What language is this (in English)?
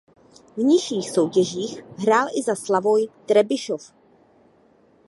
Czech